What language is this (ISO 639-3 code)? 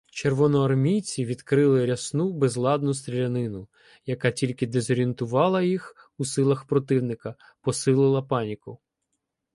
ukr